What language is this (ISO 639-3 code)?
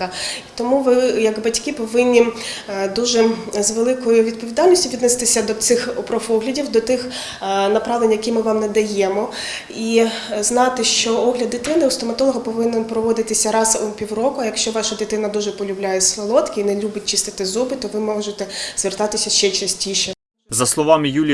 ukr